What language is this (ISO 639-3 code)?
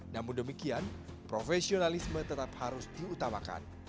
ind